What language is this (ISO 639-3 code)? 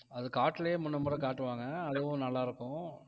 tam